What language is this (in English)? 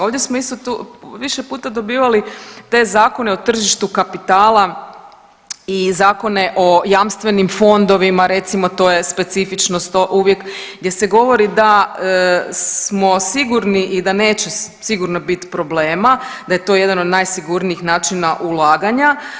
Croatian